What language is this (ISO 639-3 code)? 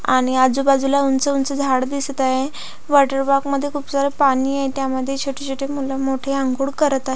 mar